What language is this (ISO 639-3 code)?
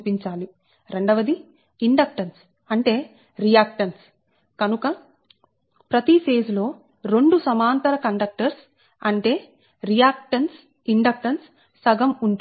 tel